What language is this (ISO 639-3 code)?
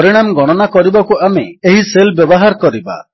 ori